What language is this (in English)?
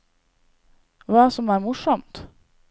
Norwegian